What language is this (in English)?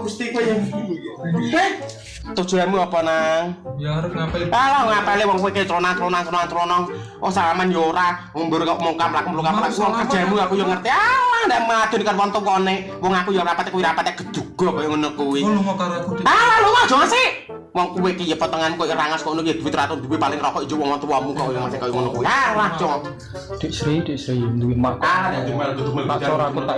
Indonesian